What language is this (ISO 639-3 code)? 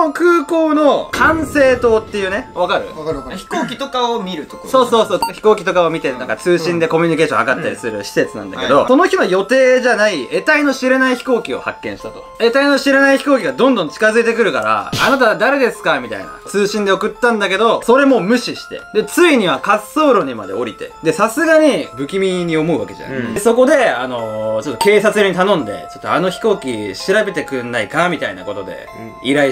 jpn